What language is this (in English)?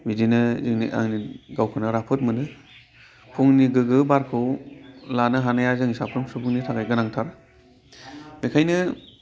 Bodo